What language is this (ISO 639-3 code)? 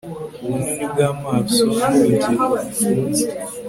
kin